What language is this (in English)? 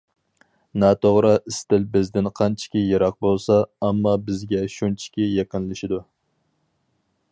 Uyghur